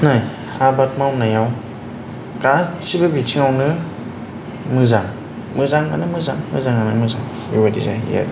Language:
Bodo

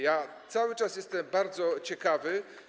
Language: Polish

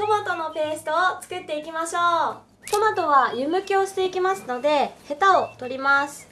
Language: Japanese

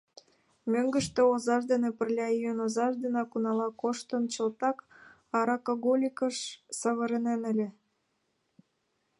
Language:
Mari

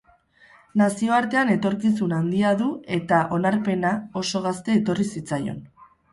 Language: Basque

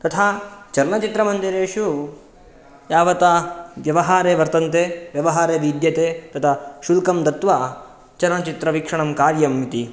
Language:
Sanskrit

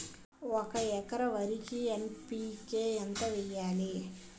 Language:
Telugu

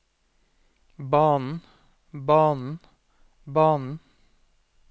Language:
Norwegian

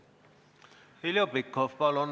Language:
Estonian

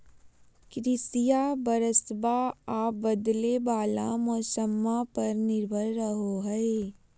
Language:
Magahi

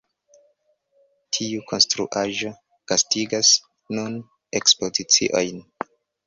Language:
Esperanto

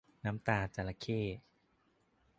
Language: Thai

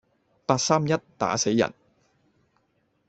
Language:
Cantonese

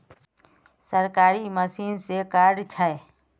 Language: Magahi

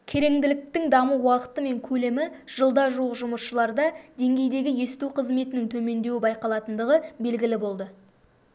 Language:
Kazakh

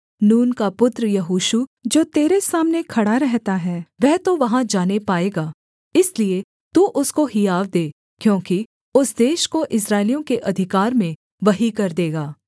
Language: Hindi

